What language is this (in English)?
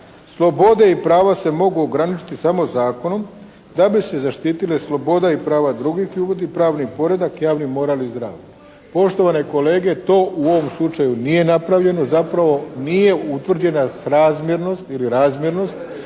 Croatian